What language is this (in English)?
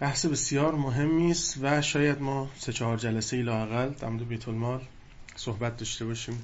Persian